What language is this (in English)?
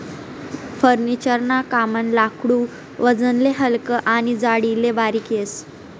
Marathi